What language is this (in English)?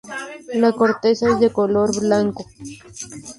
Spanish